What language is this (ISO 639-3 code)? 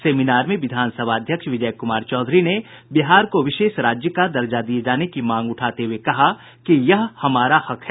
hin